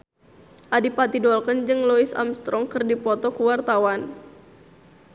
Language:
Sundanese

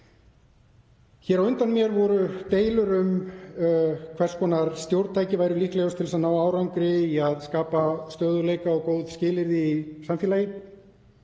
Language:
Icelandic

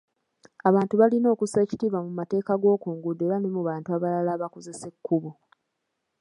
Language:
Ganda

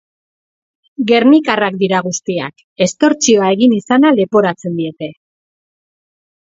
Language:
Basque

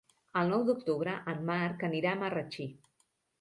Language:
Catalan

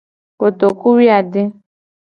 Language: Gen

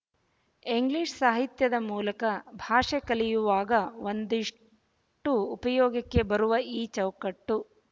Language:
Kannada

